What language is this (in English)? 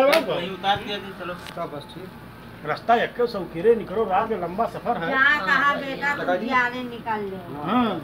Dutch